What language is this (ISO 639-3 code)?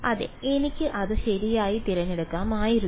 mal